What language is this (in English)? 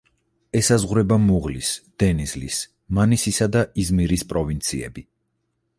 Georgian